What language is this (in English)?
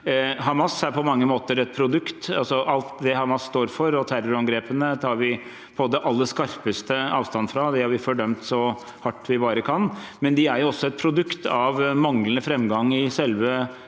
Norwegian